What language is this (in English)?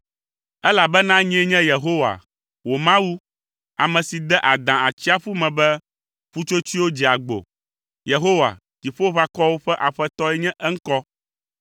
Ewe